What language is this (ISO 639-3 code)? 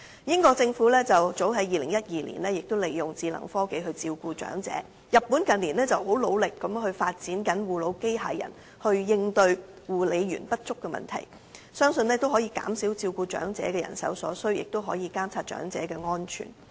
yue